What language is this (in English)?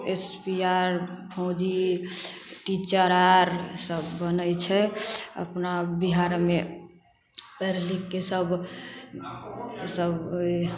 Maithili